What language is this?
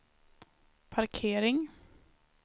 Swedish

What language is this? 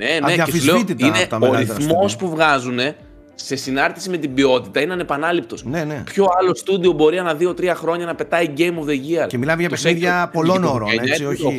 Greek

